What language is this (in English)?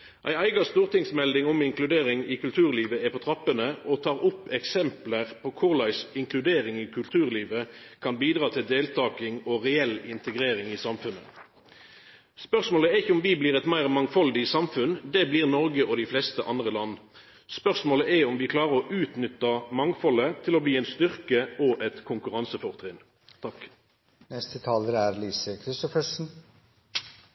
Norwegian Nynorsk